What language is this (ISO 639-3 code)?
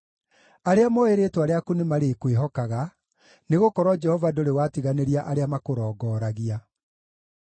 kik